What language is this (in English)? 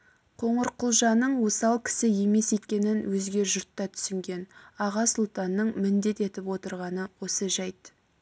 Kazakh